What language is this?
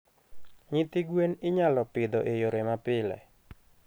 Luo (Kenya and Tanzania)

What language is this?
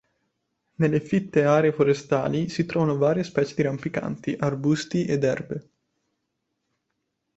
Italian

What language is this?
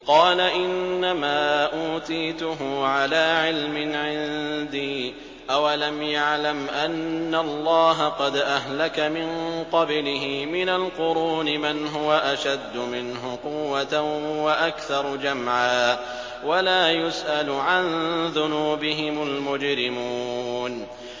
Arabic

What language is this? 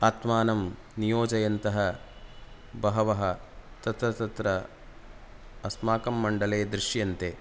Sanskrit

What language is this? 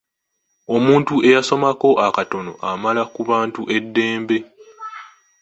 Ganda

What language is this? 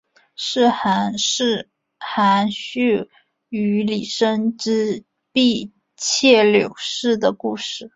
Chinese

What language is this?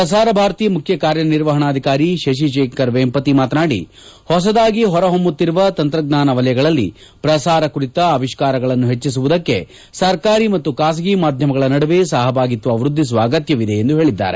Kannada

